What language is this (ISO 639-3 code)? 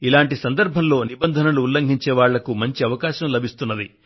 tel